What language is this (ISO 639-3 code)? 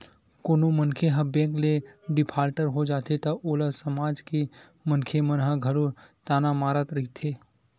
hne